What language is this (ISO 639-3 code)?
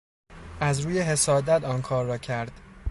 fas